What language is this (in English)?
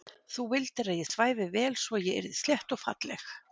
Icelandic